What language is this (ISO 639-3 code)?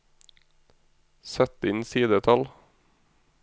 nor